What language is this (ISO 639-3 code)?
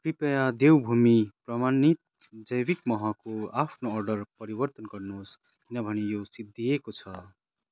nep